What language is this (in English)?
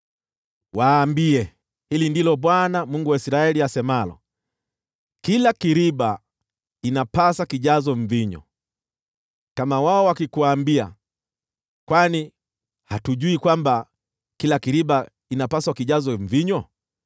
Swahili